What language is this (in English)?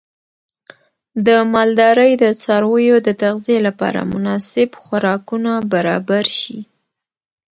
Pashto